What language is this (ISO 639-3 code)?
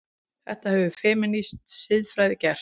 isl